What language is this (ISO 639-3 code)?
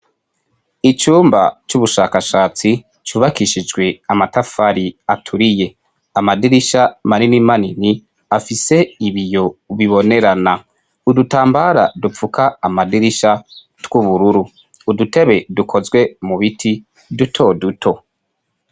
run